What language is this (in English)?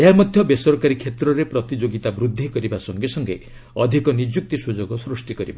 Odia